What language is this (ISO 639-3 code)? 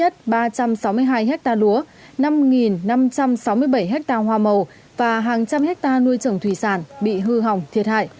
vie